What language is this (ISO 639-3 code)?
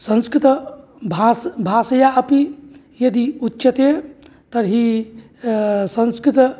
san